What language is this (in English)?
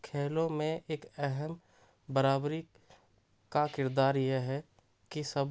Urdu